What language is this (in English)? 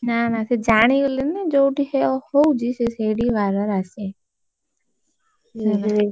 Odia